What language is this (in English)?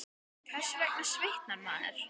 Icelandic